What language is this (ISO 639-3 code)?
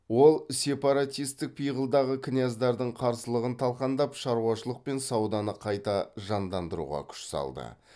kaz